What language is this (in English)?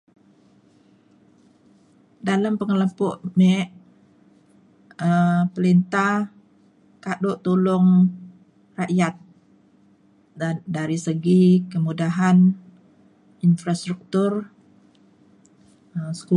Mainstream Kenyah